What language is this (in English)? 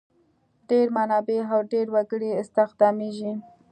Pashto